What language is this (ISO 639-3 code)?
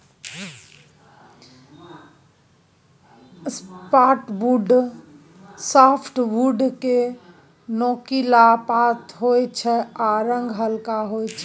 mai